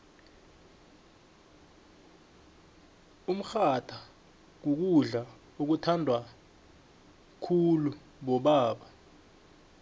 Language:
South Ndebele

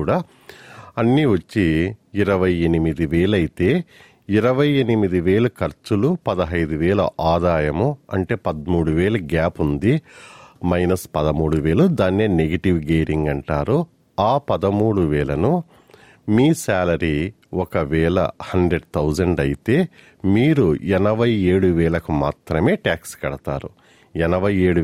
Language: Telugu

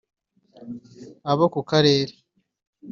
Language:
Kinyarwanda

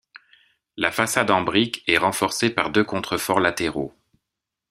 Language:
French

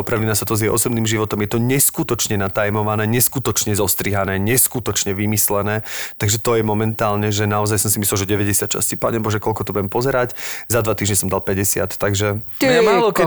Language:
Slovak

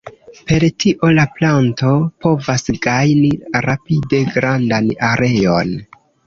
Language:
Esperanto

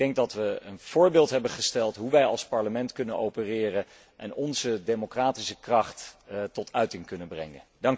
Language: Dutch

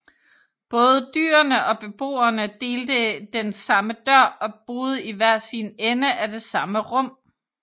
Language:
Danish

